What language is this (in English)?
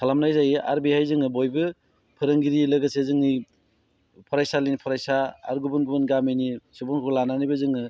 Bodo